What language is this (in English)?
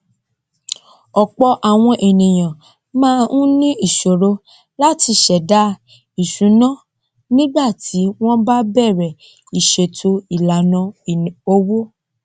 Yoruba